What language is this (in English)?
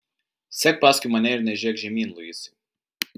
Lithuanian